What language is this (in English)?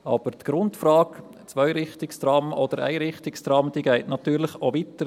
Swiss German